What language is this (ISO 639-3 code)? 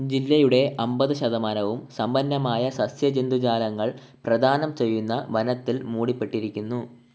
mal